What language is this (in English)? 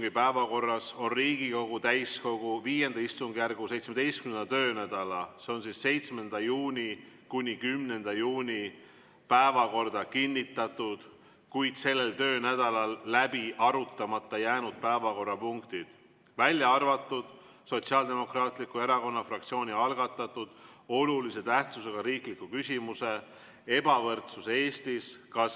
Estonian